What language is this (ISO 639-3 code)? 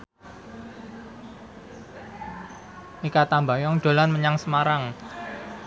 jav